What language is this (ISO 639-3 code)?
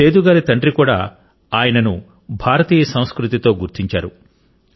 tel